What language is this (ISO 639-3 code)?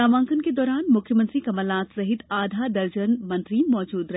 hin